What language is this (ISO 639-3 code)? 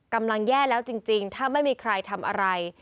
tha